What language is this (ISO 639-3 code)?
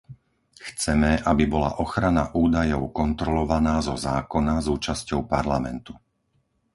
slk